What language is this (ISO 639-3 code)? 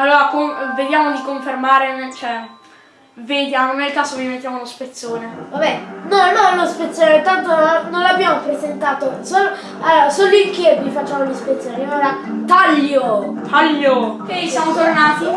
ita